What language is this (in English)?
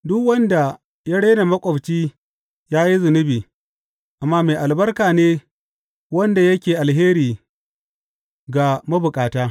Hausa